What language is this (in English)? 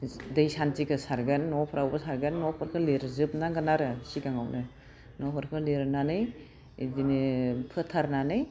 Bodo